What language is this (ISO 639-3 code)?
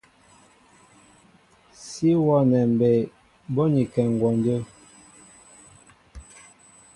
mbo